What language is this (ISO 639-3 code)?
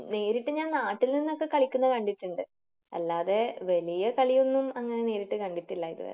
mal